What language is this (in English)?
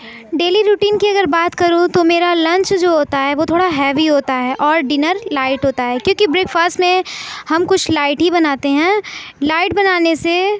Urdu